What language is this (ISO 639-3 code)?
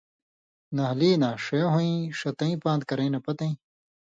mvy